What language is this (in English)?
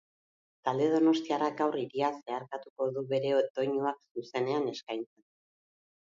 Basque